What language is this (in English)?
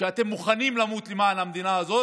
Hebrew